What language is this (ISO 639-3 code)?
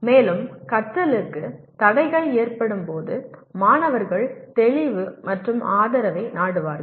tam